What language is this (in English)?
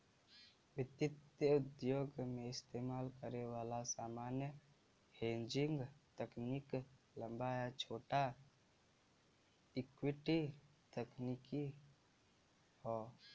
Bhojpuri